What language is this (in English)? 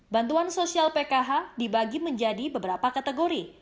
Indonesian